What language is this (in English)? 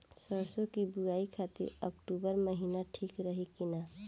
Bhojpuri